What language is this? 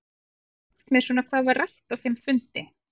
Icelandic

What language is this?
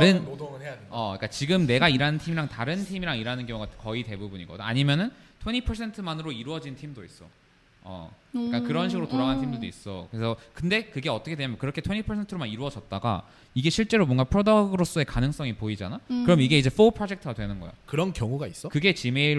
Korean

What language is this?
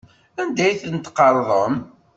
Kabyle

